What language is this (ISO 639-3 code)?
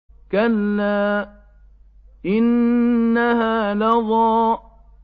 ara